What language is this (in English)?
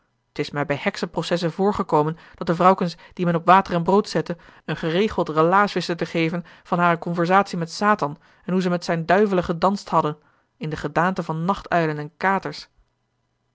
Dutch